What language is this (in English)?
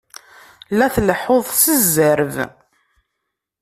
Kabyle